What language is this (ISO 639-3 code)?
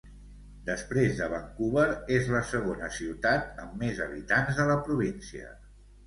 cat